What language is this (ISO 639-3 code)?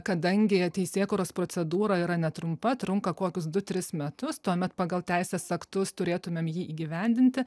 lit